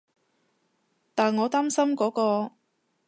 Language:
Cantonese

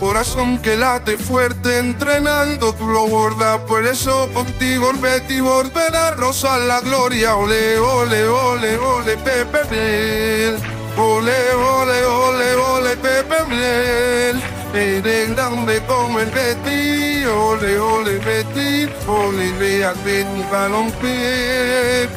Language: Spanish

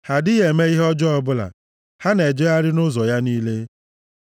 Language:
Igbo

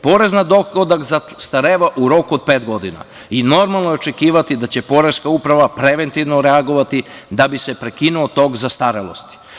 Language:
Serbian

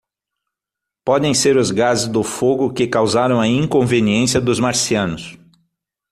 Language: Portuguese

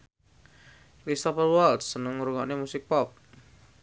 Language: Javanese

